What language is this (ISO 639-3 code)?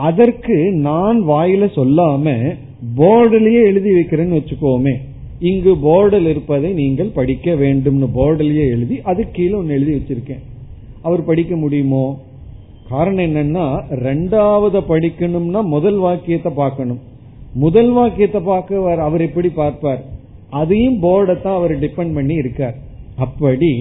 tam